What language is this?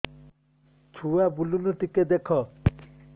Odia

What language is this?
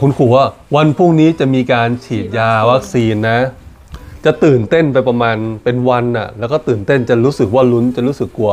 Thai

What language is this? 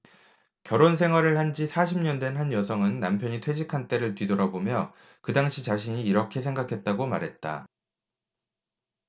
Korean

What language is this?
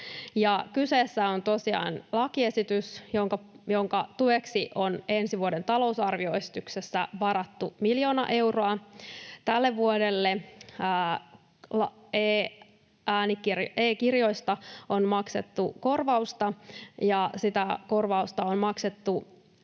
Finnish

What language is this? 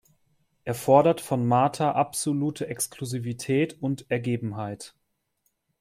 German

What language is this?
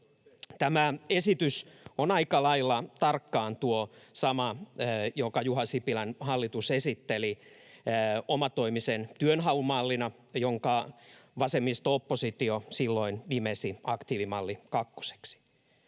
Finnish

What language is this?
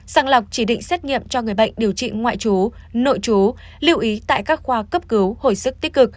Vietnamese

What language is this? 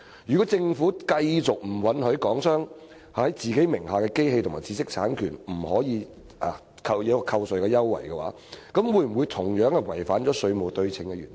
Cantonese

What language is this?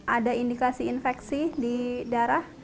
Indonesian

